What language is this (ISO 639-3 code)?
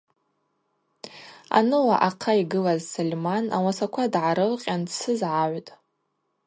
abq